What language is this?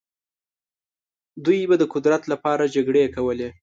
Pashto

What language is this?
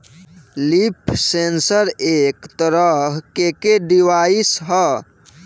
Bhojpuri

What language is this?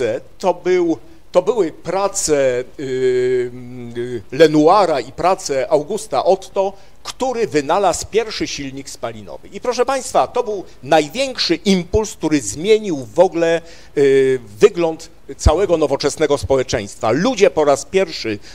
Polish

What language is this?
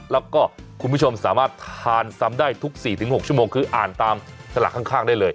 Thai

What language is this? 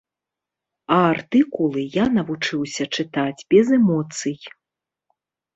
Belarusian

